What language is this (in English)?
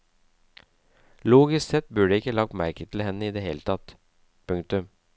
Norwegian